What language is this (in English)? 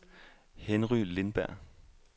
Danish